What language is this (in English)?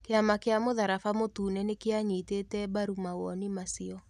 Kikuyu